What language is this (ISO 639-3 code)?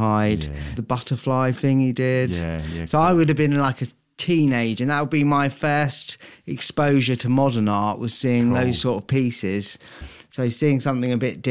eng